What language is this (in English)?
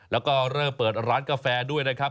Thai